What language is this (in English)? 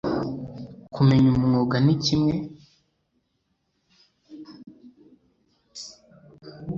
Kinyarwanda